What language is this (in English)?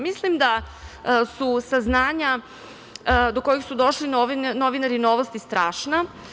Serbian